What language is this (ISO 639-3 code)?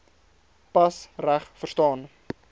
afr